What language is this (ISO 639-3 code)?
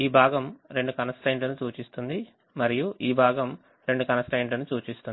tel